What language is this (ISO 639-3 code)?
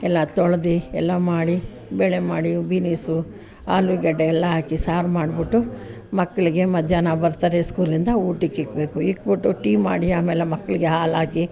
kan